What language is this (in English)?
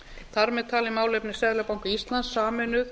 Icelandic